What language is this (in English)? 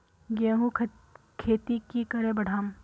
Magahi